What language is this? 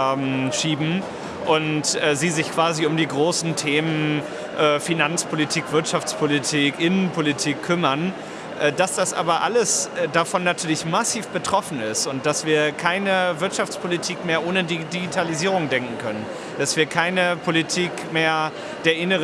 German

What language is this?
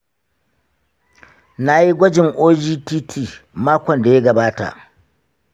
Hausa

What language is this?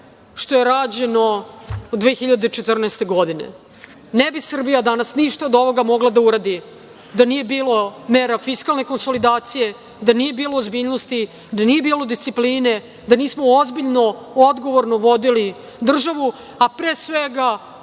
Serbian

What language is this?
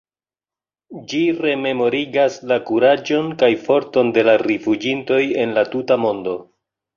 Esperanto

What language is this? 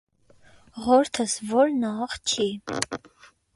Armenian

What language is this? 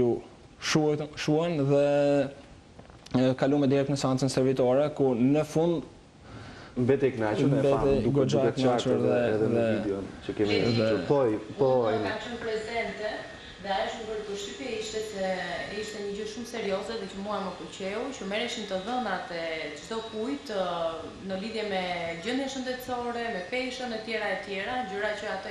Greek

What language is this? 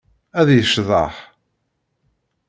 Kabyle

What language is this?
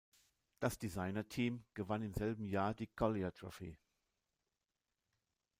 German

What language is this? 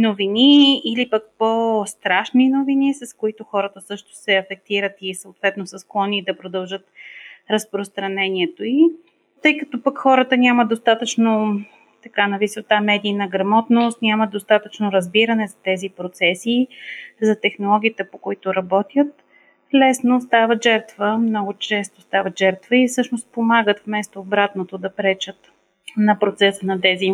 Bulgarian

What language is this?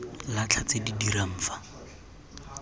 Tswana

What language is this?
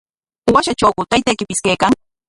Corongo Ancash Quechua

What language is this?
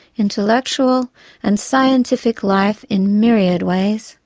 English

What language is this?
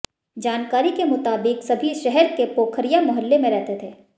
Hindi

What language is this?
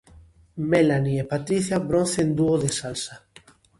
Galician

